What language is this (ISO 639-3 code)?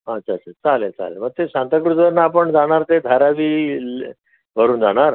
mar